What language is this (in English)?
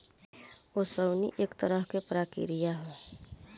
Bhojpuri